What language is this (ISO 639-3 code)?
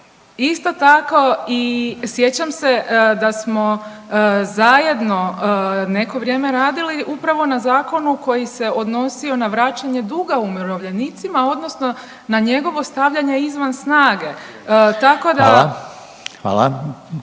hrv